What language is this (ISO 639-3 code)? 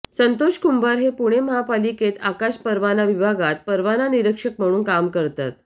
mar